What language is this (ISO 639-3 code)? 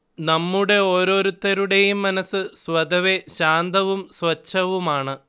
mal